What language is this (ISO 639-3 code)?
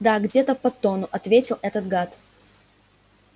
rus